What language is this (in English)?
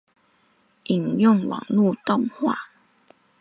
Chinese